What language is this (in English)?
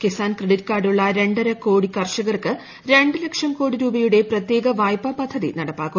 Malayalam